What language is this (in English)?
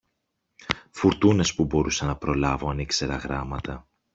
Greek